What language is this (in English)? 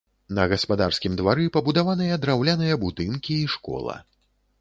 Belarusian